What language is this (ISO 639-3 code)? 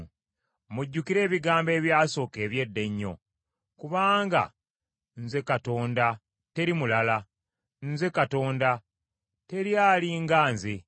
lug